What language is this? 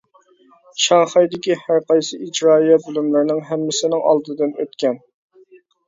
Uyghur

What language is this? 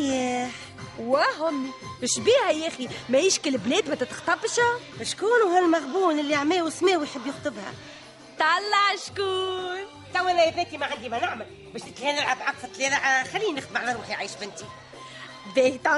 Arabic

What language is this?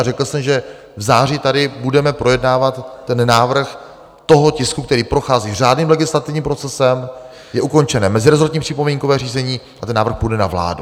Czech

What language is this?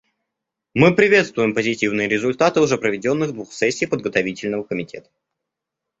Russian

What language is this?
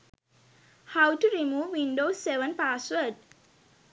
Sinhala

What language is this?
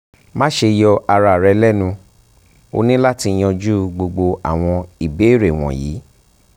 Yoruba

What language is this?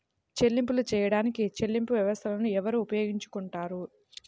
Telugu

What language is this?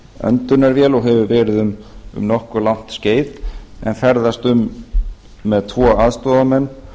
Icelandic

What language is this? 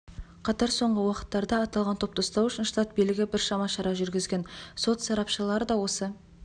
Kazakh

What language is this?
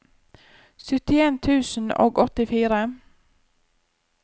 Norwegian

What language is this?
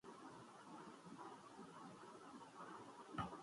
Urdu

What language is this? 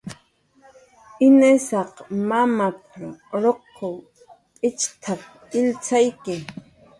Jaqaru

